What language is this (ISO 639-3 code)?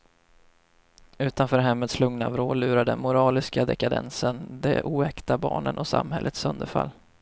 swe